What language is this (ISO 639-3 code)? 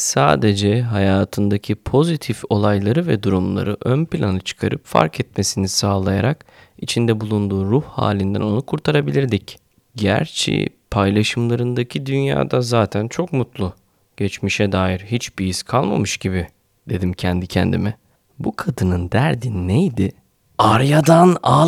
tur